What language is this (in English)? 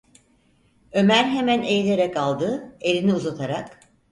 Turkish